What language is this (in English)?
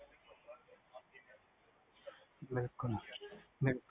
Punjabi